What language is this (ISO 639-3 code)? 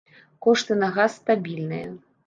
bel